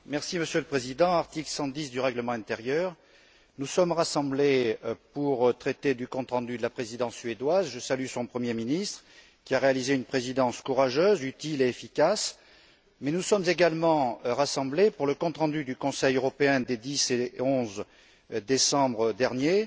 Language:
French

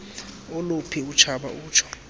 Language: Xhosa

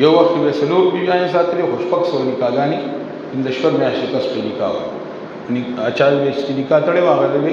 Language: Arabic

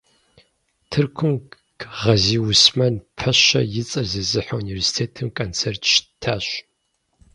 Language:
Kabardian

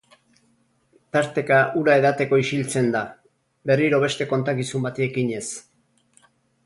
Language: Basque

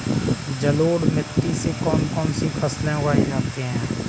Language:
Hindi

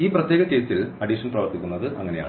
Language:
Malayalam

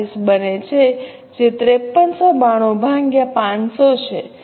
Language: Gujarati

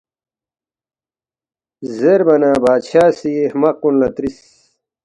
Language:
Balti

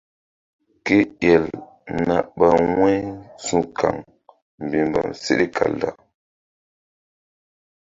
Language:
Mbum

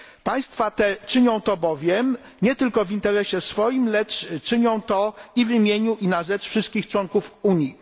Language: Polish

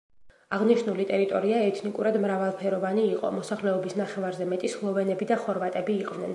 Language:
Georgian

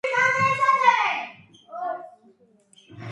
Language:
Georgian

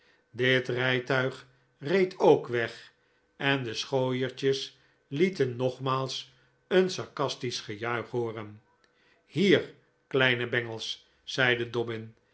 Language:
Dutch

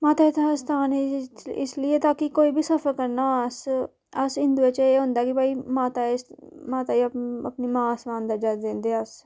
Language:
Dogri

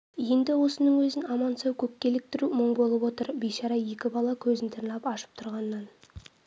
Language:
Kazakh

